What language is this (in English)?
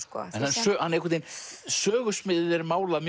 Icelandic